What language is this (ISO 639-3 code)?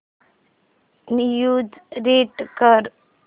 mar